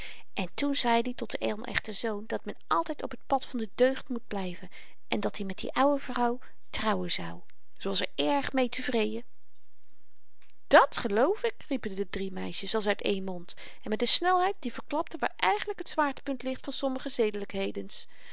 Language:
Dutch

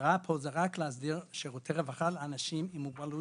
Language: Hebrew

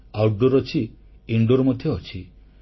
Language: Odia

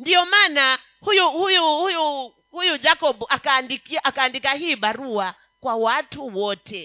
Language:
Swahili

